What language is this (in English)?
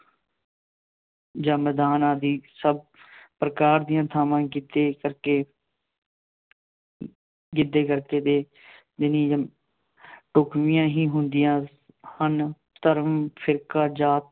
Punjabi